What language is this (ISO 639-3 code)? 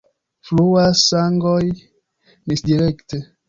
epo